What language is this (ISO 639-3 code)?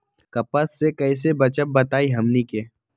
mag